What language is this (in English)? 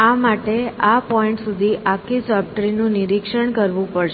Gujarati